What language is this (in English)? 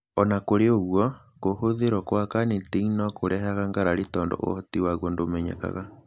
Kikuyu